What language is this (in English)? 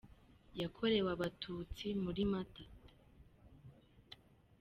Kinyarwanda